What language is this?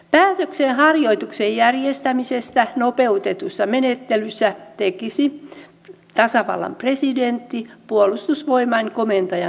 Finnish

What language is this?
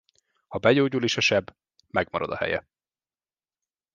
Hungarian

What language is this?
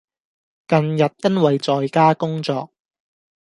Cantonese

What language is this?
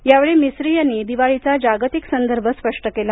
Marathi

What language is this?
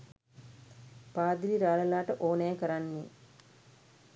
Sinhala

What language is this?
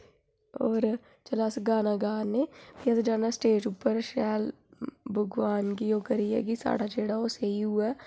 Dogri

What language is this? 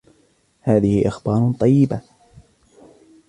Arabic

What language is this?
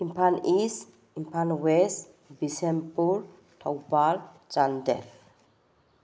Manipuri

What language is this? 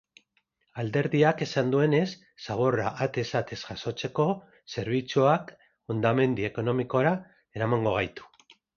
Basque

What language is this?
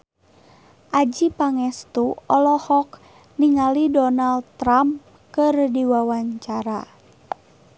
Sundanese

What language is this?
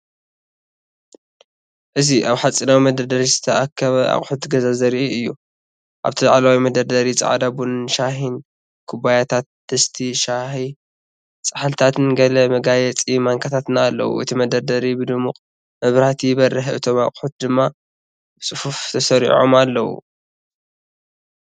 Tigrinya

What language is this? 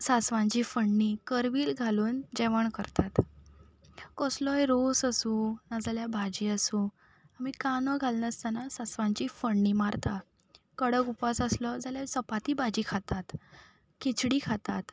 Konkani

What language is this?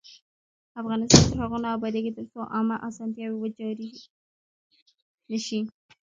Pashto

